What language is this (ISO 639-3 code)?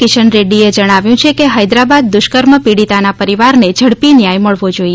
guj